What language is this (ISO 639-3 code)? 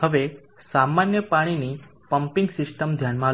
guj